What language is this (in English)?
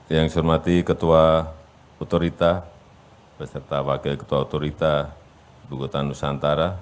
Indonesian